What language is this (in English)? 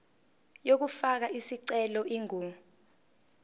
Zulu